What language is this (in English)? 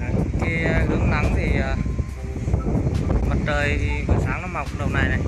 Vietnamese